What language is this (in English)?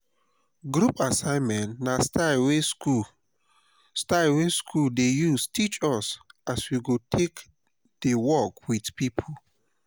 Nigerian Pidgin